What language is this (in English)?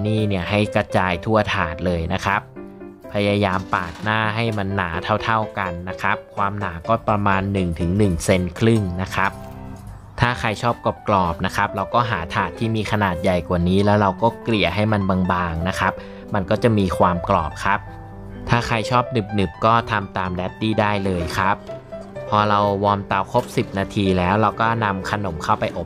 Thai